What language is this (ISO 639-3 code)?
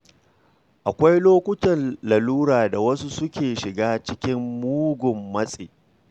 hau